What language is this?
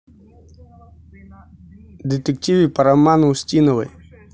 Russian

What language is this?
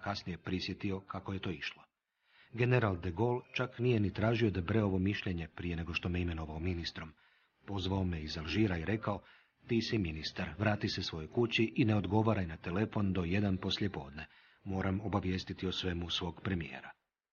Croatian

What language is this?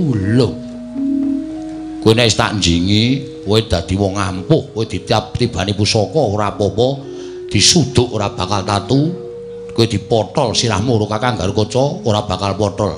Indonesian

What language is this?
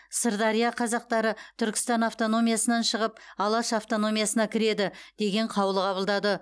Kazakh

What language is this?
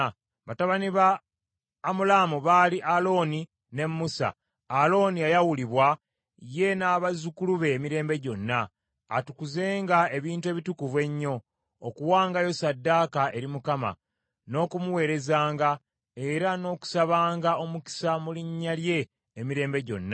Ganda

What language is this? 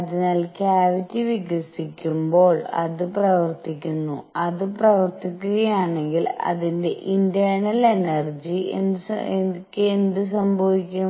Malayalam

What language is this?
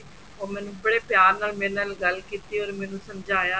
Punjabi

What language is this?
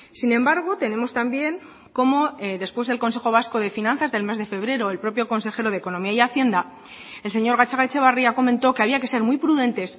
Spanish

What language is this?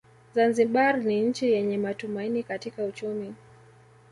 Swahili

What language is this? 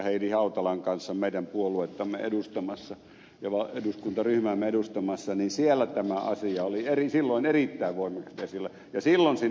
Finnish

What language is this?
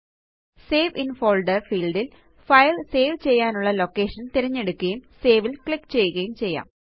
Malayalam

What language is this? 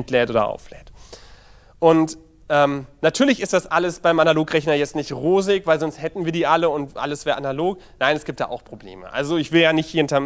German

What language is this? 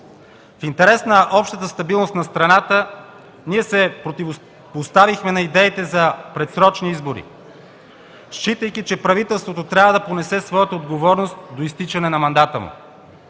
Bulgarian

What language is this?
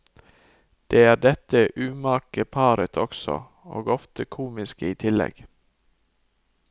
Norwegian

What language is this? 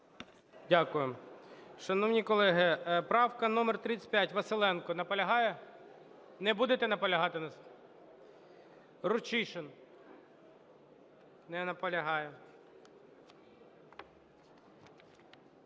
Ukrainian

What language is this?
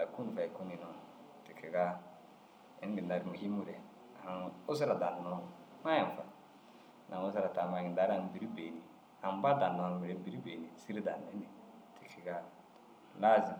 Dazaga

